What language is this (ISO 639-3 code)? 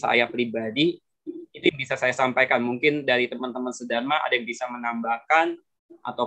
ind